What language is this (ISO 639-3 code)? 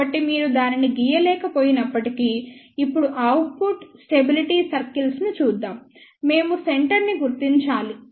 tel